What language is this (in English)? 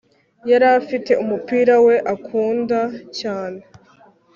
Kinyarwanda